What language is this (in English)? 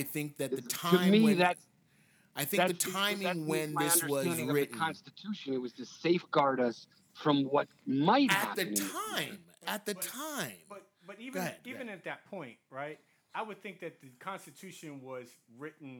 English